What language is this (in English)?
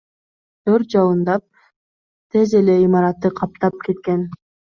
Kyrgyz